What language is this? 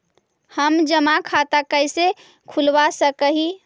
Magahi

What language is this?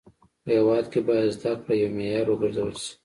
Pashto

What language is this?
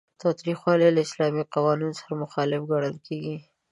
Pashto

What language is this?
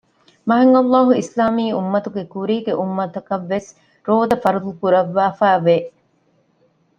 Divehi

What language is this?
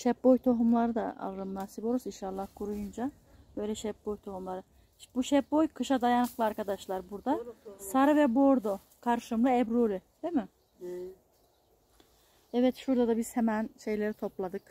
Turkish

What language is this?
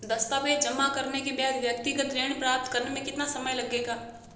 Hindi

